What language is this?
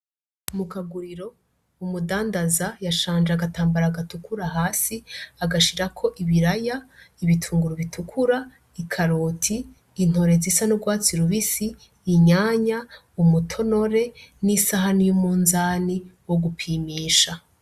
Rundi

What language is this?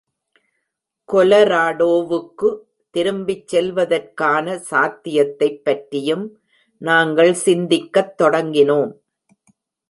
Tamil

